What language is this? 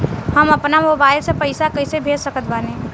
Bhojpuri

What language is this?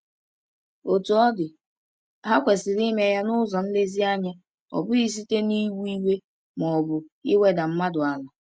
Igbo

